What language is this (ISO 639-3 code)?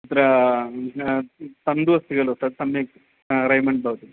san